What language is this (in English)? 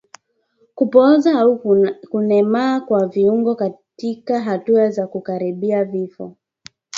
Swahili